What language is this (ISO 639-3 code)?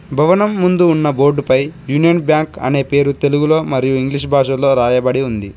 tel